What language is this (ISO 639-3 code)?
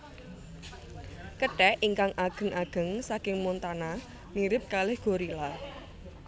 jav